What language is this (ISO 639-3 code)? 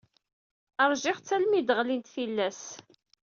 kab